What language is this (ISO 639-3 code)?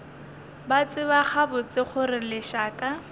nso